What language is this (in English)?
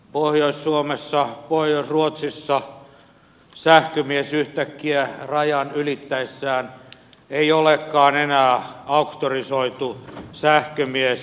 Finnish